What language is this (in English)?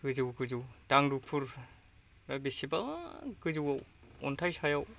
Bodo